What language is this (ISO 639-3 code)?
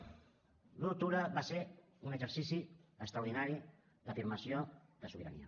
cat